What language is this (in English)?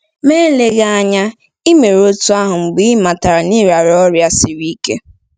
Igbo